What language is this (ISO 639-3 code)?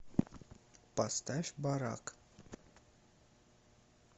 rus